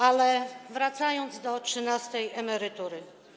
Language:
Polish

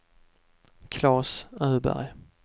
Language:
Swedish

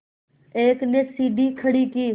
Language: Hindi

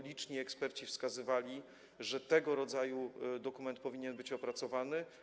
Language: Polish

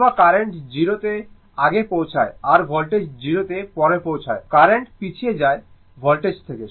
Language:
Bangla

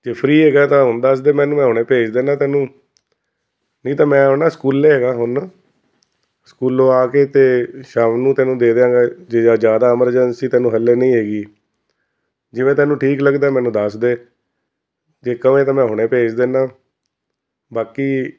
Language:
Punjabi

